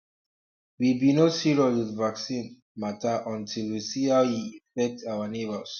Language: Nigerian Pidgin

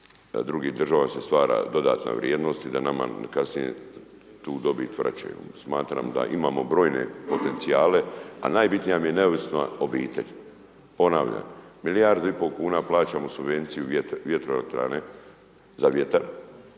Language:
Croatian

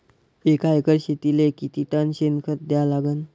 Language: Marathi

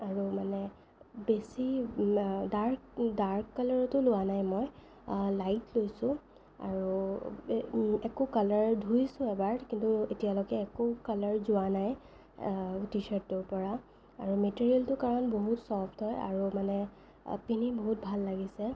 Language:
Assamese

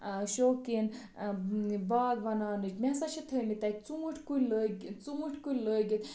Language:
Kashmiri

